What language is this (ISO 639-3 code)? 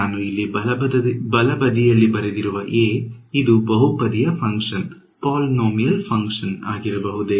kan